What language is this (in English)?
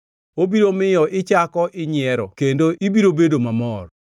Luo (Kenya and Tanzania)